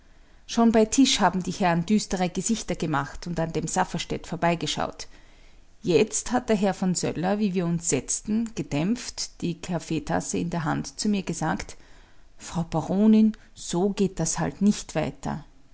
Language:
German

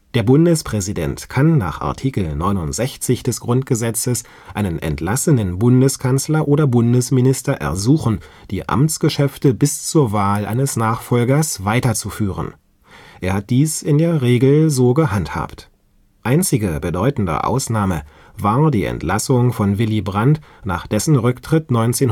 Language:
German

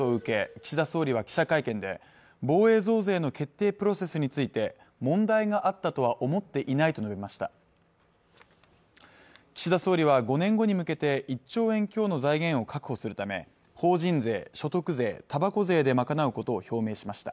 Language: Japanese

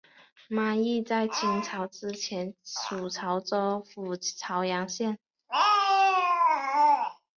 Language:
Chinese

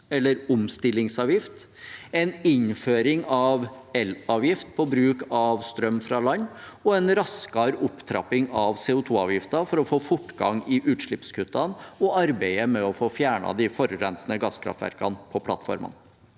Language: Norwegian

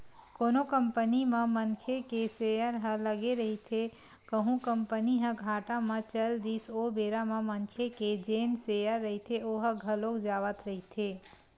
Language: Chhattisgarhi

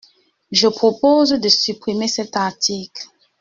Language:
French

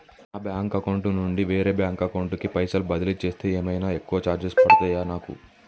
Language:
Telugu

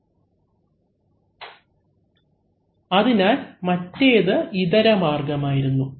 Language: Malayalam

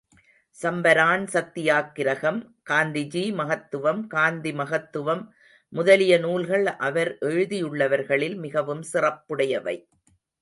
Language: Tamil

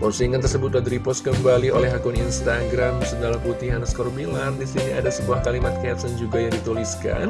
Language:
Indonesian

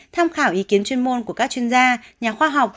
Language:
Vietnamese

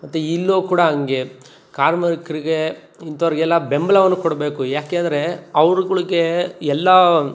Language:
Kannada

